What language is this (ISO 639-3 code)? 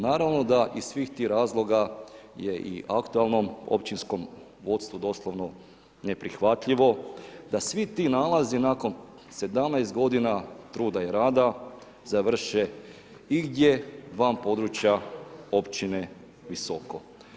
hrv